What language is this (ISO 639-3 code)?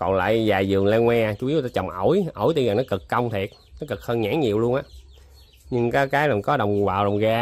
vie